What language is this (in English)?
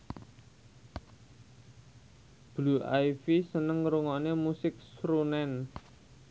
Javanese